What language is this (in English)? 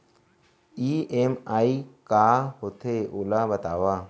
Chhattisgarhi